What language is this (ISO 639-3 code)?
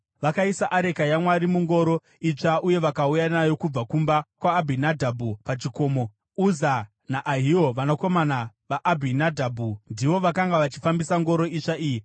sna